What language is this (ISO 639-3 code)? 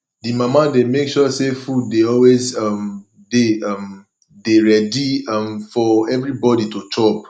pcm